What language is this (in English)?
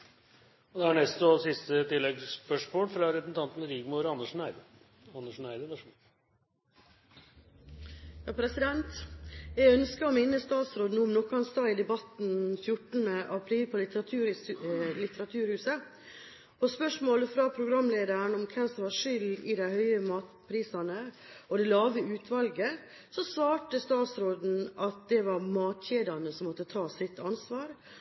Norwegian